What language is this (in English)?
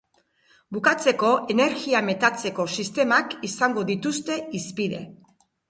Basque